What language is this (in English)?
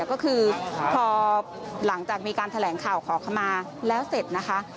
Thai